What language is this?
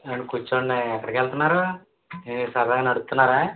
Telugu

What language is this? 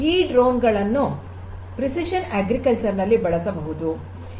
Kannada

